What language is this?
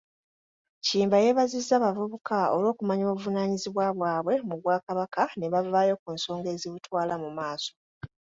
Ganda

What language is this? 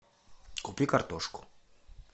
Russian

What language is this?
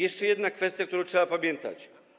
Polish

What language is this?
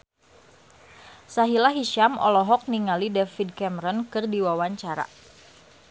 Sundanese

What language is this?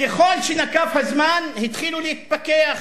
Hebrew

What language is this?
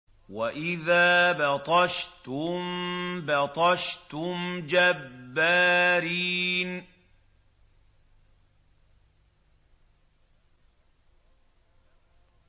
Arabic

